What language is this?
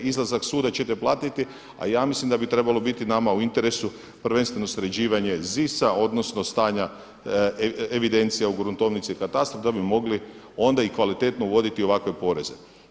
Croatian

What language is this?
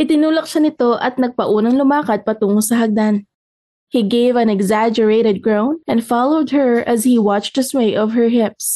Filipino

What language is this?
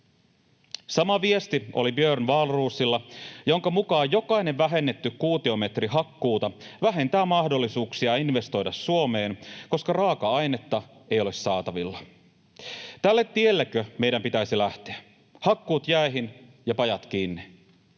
Finnish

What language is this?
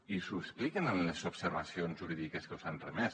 Catalan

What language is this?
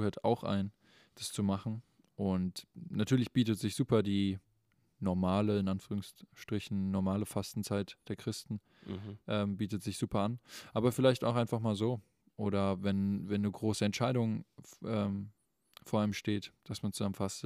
German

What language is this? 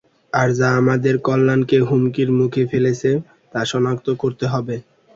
Bangla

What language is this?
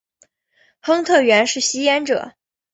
Chinese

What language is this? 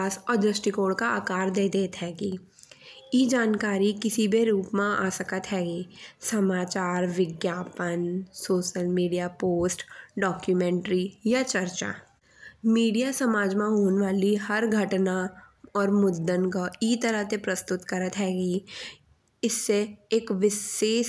Bundeli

